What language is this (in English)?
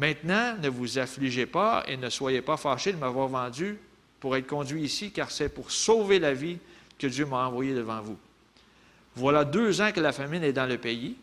French